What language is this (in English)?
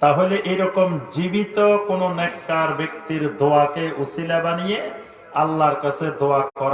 Bangla